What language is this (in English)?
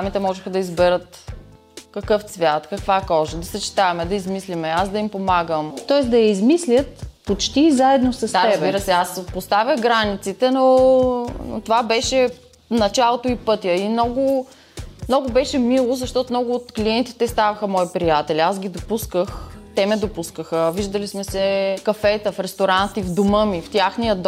Bulgarian